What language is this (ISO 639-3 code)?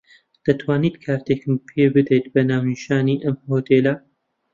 ckb